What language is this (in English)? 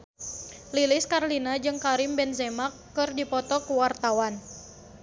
Sundanese